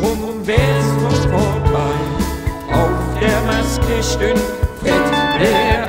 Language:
Korean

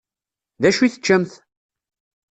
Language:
Kabyle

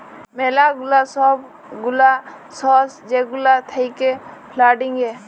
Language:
Bangla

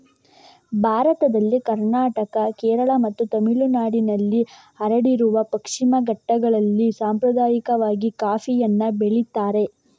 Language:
Kannada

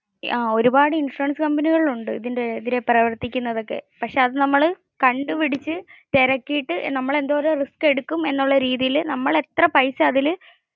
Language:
Malayalam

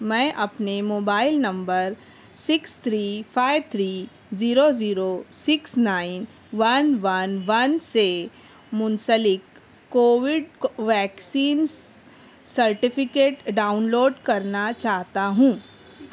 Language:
Urdu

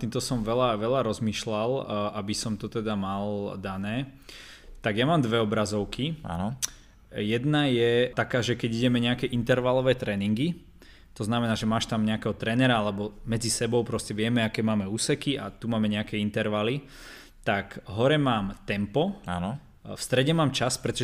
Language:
Slovak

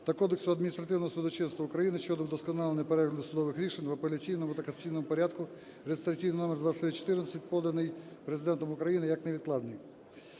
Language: Ukrainian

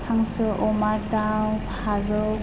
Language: Bodo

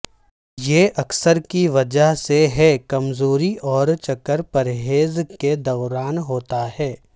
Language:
Urdu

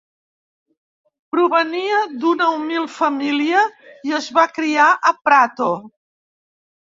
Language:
Catalan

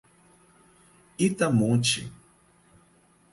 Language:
Portuguese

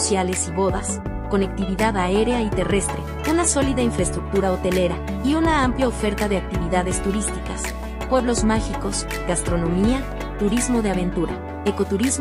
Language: Spanish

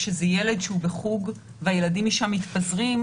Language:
Hebrew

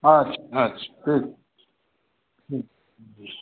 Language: Maithili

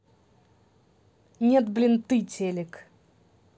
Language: Russian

